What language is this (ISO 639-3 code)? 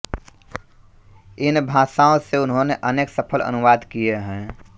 hin